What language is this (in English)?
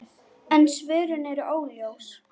Icelandic